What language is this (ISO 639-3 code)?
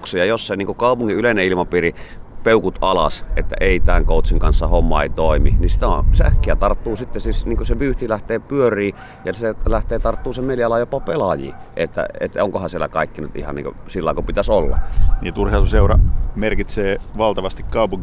fin